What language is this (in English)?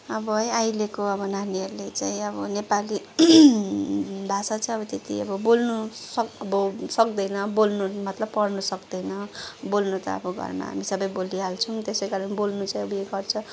Nepali